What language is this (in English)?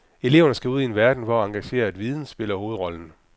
Danish